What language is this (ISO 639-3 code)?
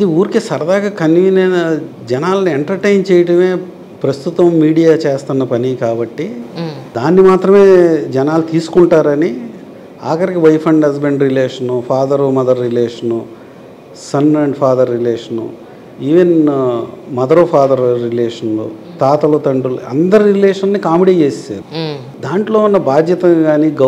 tel